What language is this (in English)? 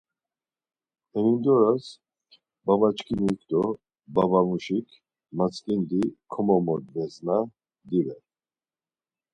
Laz